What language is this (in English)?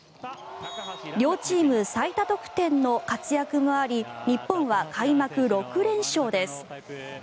Japanese